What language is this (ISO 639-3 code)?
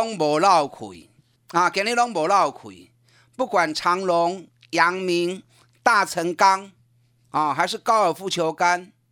zho